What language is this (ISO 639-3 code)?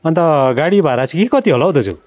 nep